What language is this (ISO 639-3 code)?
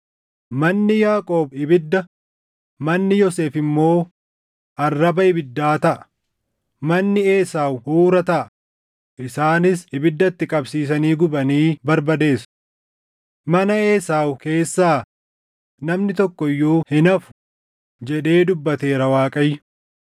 orm